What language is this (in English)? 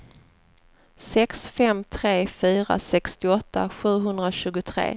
Swedish